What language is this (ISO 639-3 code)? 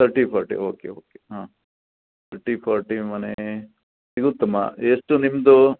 kan